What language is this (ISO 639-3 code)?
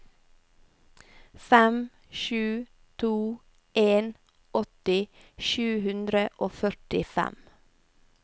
nor